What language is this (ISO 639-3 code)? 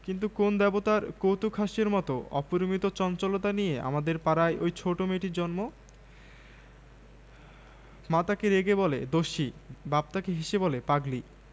ben